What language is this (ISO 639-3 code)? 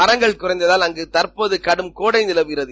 tam